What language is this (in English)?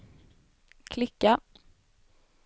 Swedish